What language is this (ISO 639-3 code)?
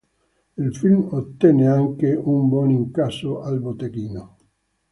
ita